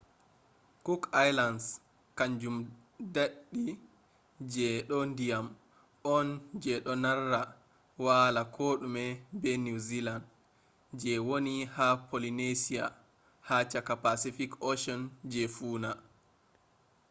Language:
Fula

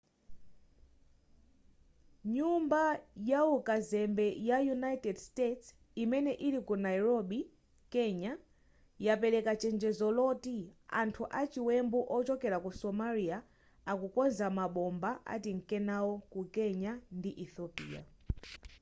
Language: Nyanja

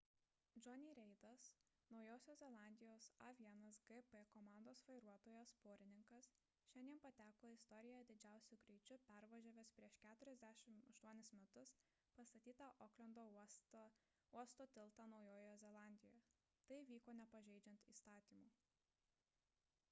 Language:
Lithuanian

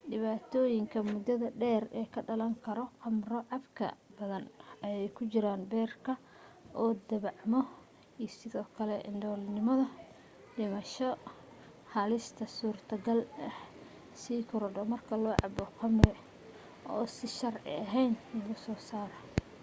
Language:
Somali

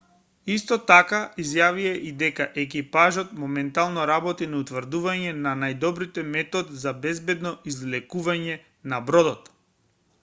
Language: Macedonian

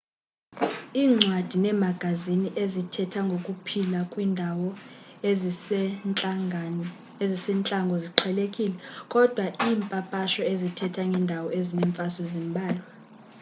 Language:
Xhosa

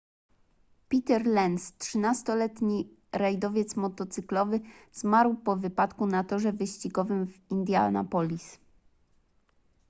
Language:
Polish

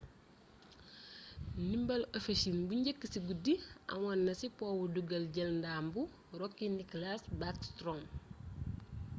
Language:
Wolof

